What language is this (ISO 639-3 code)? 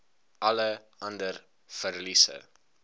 afr